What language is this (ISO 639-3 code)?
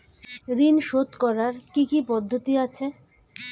ben